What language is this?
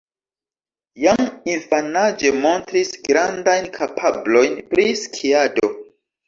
Esperanto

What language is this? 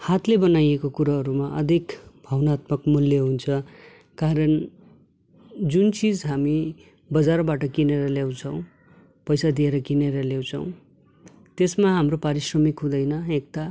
Nepali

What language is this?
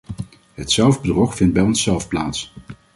Dutch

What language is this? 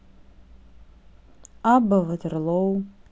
Russian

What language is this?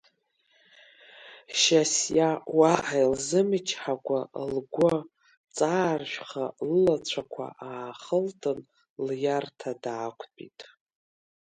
Abkhazian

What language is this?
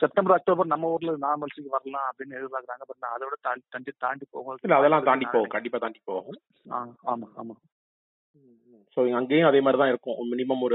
Tamil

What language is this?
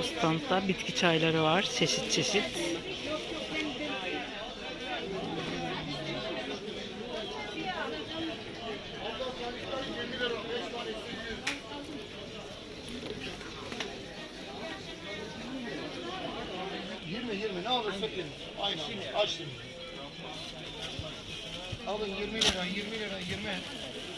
Turkish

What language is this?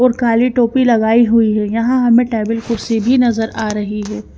Hindi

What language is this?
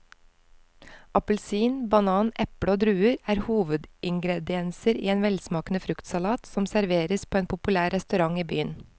Norwegian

